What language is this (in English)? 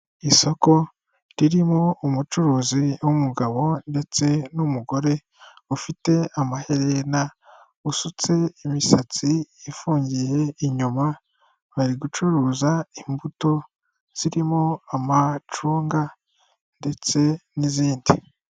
Kinyarwanda